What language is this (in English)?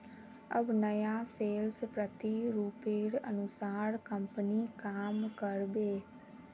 Magahi